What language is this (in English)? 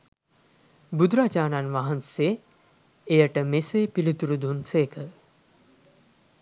Sinhala